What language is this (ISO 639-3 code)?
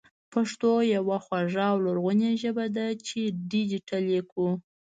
pus